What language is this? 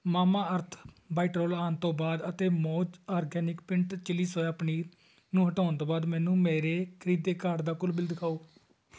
Punjabi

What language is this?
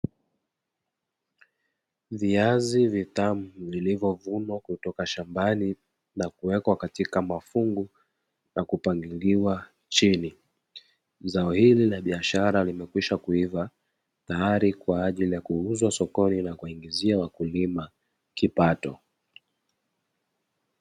Swahili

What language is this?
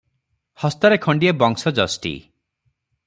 Odia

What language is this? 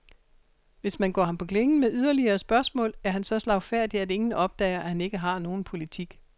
Danish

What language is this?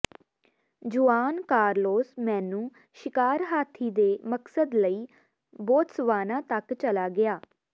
Punjabi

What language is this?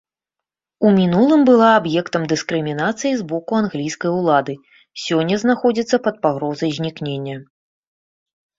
Belarusian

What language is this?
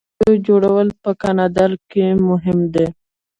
Pashto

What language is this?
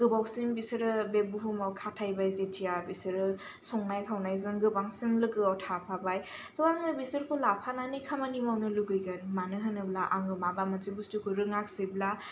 Bodo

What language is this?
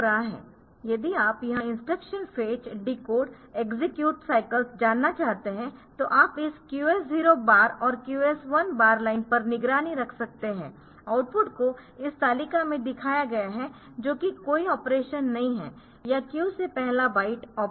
Hindi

